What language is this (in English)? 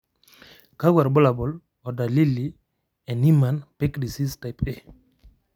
Masai